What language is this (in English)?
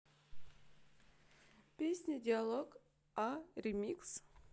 Russian